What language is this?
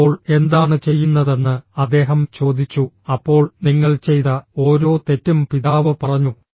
Malayalam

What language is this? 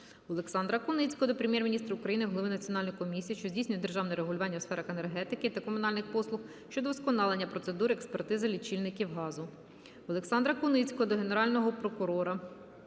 Ukrainian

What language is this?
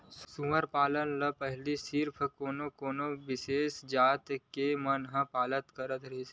Chhattisgarhi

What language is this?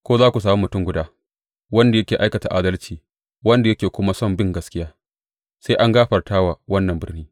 Hausa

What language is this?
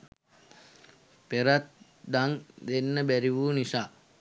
Sinhala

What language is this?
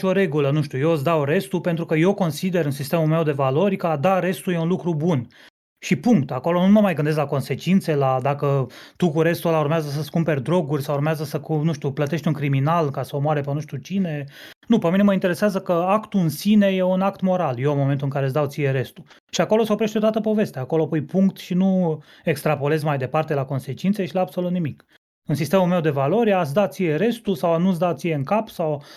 Romanian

